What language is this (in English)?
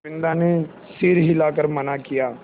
Hindi